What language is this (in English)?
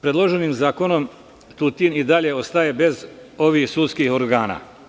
Serbian